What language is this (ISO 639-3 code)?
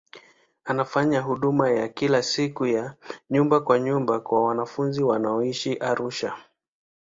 swa